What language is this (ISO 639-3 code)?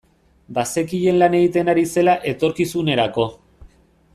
eus